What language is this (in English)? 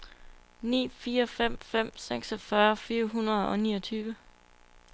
Danish